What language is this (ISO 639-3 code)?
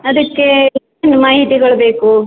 kan